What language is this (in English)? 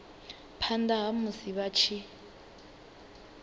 Venda